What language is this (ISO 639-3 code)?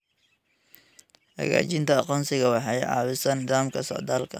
som